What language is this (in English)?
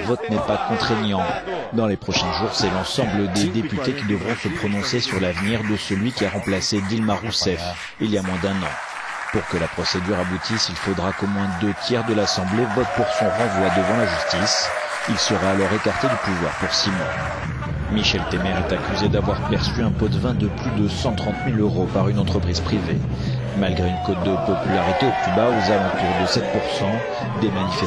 French